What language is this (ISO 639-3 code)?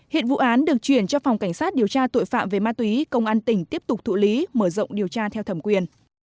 vie